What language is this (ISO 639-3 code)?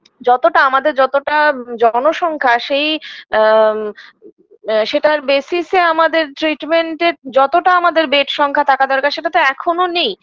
ben